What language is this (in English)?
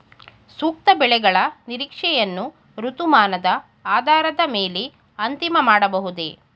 Kannada